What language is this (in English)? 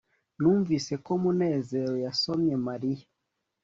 Kinyarwanda